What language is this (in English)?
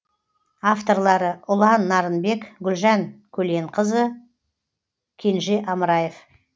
Kazakh